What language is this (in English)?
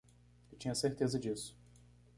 Portuguese